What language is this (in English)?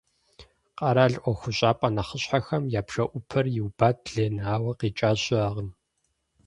Kabardian